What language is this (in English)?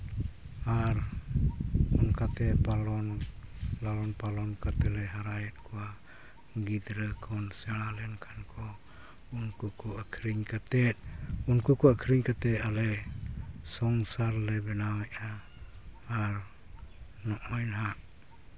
Santali